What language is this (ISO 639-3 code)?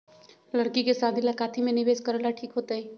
mag